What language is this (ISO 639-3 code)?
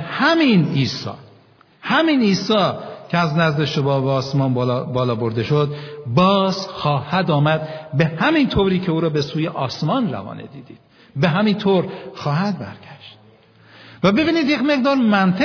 fas